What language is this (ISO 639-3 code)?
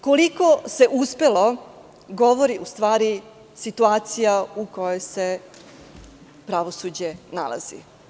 srp